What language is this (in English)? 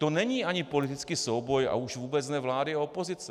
Czech